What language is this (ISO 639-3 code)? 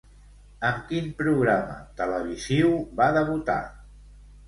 cat